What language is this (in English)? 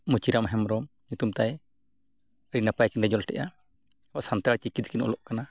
Santali